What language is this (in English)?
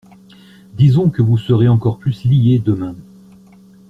French